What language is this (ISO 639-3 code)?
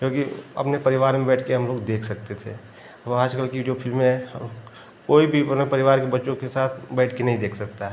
hin